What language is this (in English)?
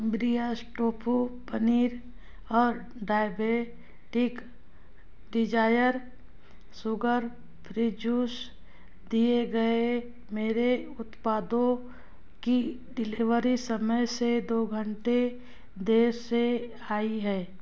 Hindi